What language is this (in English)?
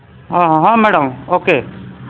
Odia